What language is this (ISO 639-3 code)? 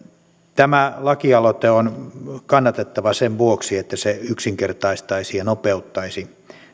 fin